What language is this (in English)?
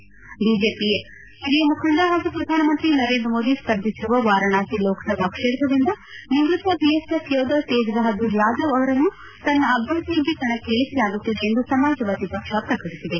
Kannada